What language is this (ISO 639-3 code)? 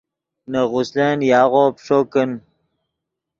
ydg